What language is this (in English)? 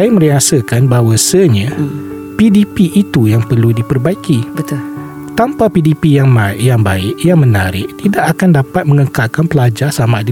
Malay